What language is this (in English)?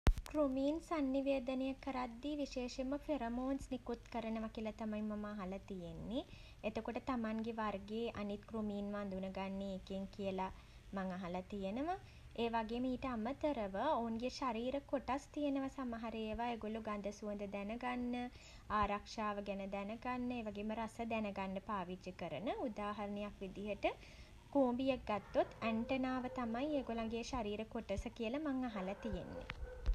Sinhala